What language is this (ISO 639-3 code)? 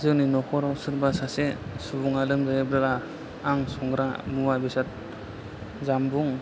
brx